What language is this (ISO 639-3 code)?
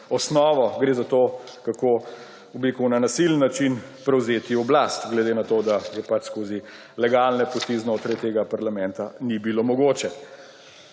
slv